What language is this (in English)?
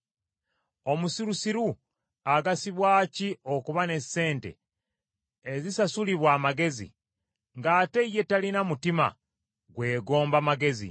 Ganda